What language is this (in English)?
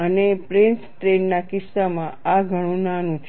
Gujarati